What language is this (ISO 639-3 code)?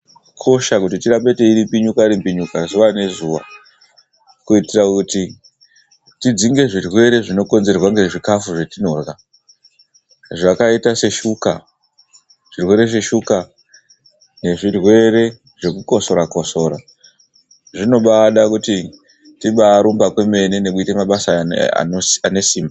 ndc